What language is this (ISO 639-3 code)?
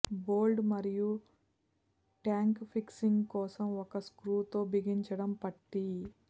tel